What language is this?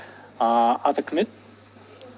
Kazakh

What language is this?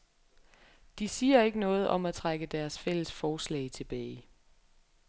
Danish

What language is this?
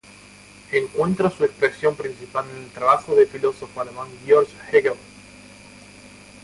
Spanish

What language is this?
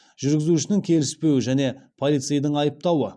Kazakh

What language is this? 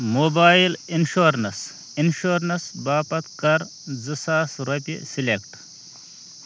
Kashmiri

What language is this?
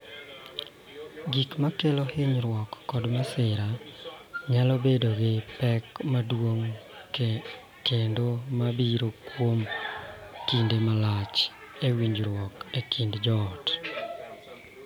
Luo (Kenya and Tanzania)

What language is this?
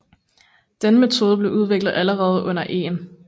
Danish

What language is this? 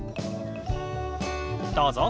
Japanese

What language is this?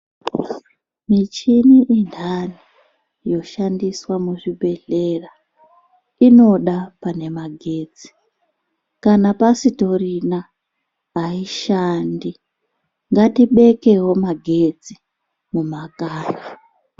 Ndau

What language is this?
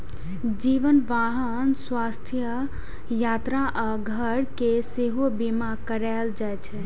Maithili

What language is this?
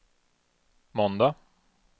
Swedish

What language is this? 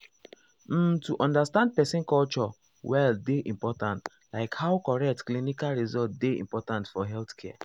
Nigerian Pidgin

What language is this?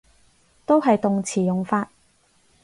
Cantonese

